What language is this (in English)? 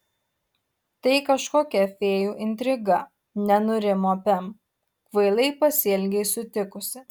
Lithuanian